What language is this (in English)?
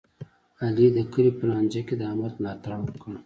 Pashto